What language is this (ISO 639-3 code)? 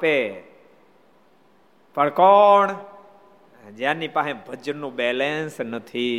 guj